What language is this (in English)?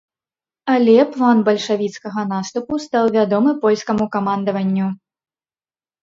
Belarusian